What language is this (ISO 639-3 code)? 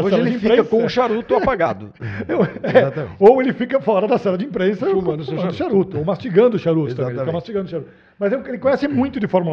por